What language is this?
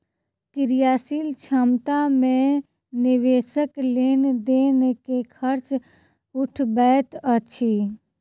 Maithili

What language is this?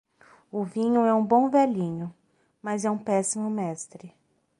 Portuguese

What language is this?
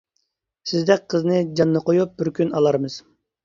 Uyghur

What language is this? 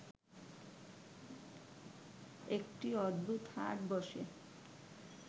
Bangla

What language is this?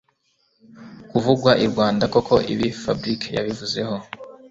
Kinyarwanda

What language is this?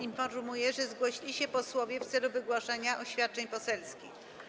Polish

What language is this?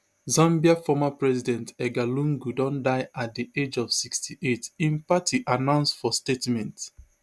Nigerian Pidgin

